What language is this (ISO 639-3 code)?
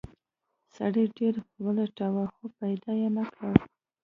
pus